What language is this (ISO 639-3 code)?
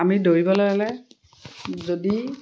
asm